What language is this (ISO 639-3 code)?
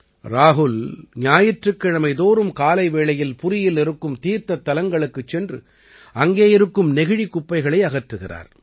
tam